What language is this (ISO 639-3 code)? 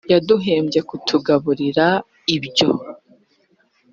kin